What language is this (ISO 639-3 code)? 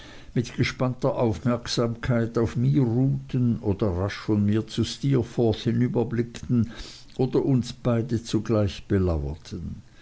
deu